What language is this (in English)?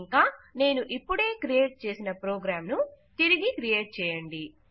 Telugu